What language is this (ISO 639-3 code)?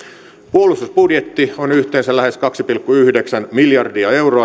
fin